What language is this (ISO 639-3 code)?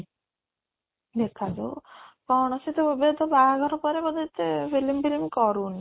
ori